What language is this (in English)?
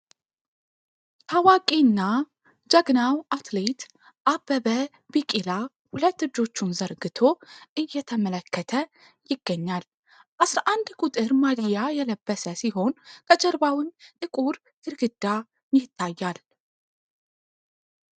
Amharic